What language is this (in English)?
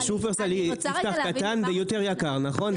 Hebrew